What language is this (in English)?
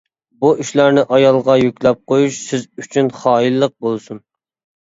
Uyghur